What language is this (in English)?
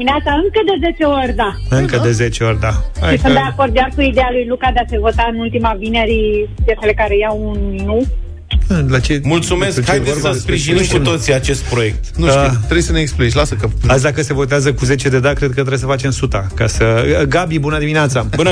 Romanian